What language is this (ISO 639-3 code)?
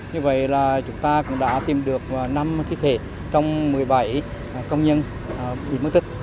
vie